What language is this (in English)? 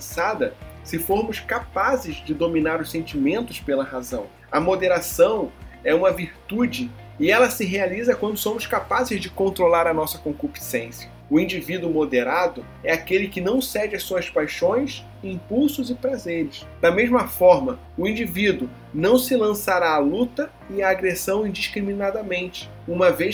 Portuguese